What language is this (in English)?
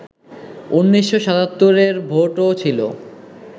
Bangla